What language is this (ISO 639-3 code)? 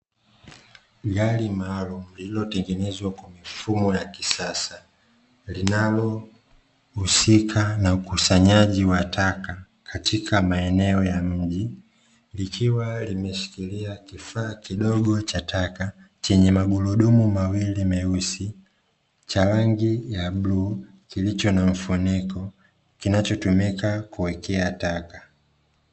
swa